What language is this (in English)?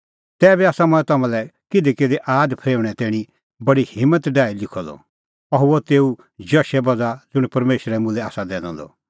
Kullu Pahari